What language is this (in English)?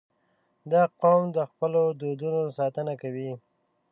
Pashto